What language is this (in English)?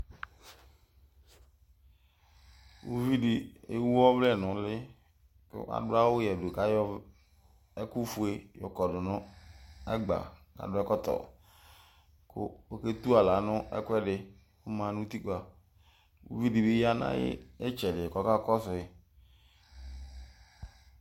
Ikposo